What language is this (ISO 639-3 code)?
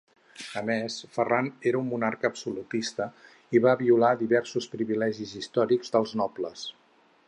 cat